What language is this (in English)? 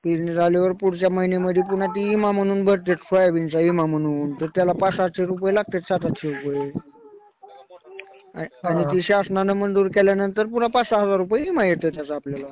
Marathi